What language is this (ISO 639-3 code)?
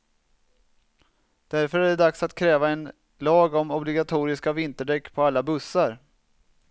swe